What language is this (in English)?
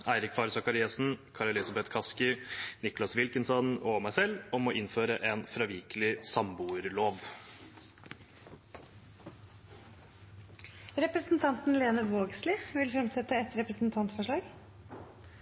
Norwegian